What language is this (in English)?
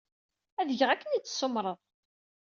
Kabyle